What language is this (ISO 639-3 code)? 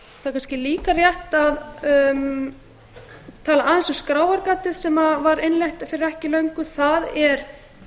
isl